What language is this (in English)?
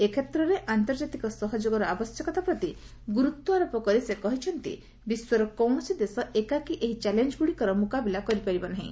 Odia